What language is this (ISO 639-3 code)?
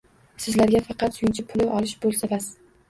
uzb